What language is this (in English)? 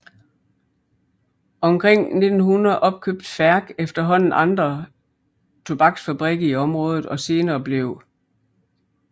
Danish